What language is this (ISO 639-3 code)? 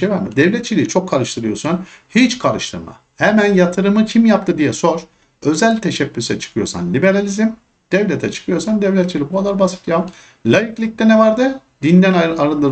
tur